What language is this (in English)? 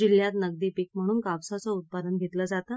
Marathi